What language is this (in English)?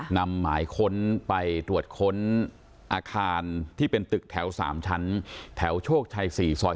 Thai